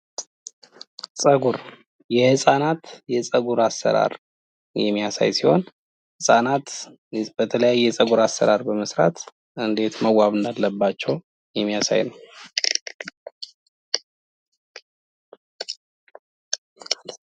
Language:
Amharic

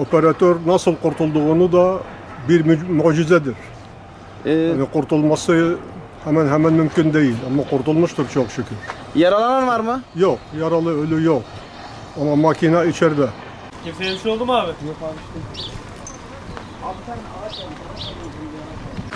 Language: Turkish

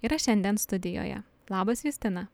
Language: Lithuanian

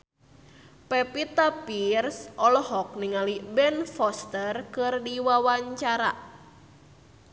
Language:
Sundanese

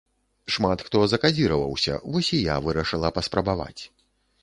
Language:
Belarusian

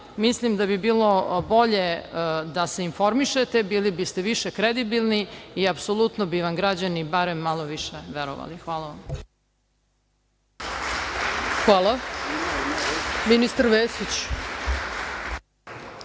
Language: Serbian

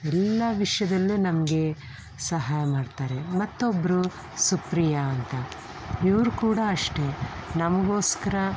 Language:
Kannada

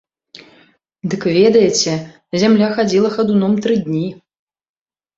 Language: Belarusian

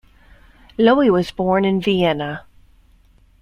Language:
English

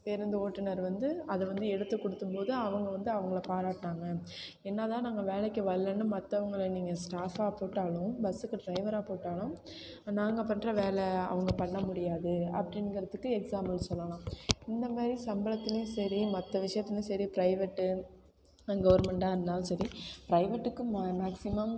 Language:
Tamil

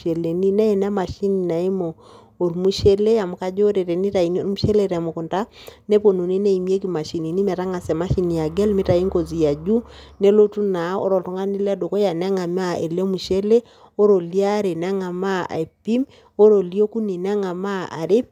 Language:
Masai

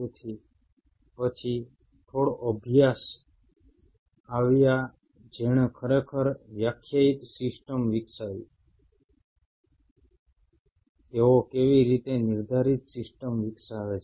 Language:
Gujarati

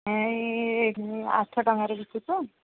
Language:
Odia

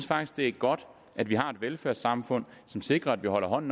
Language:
Danish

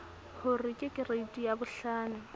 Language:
Southern Sotho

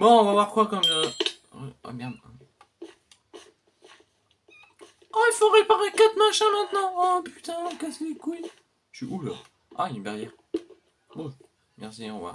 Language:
French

